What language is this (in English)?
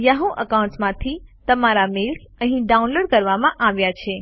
Gujarati